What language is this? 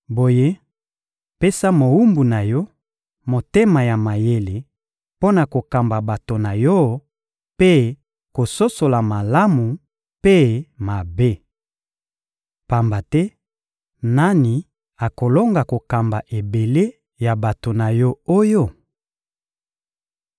Lingala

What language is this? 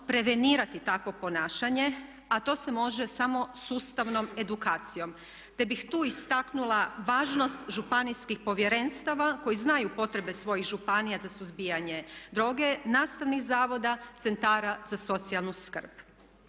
Croatian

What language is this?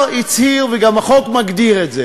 Hebrew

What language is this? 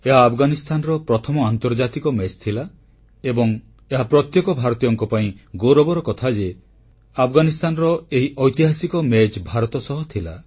Odia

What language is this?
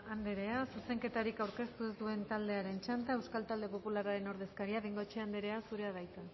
Basque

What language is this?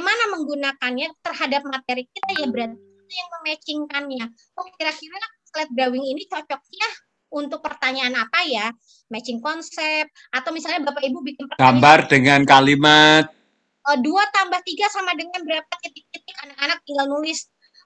Indonesian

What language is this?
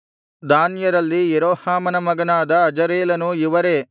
Kannada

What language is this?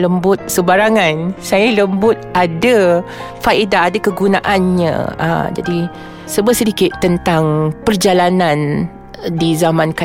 Malay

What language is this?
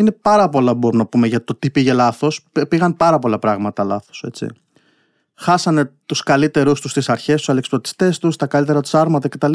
Greek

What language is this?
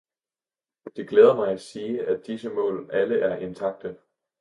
Danish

